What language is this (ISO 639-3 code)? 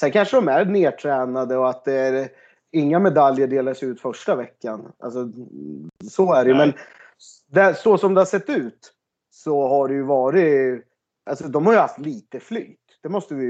swe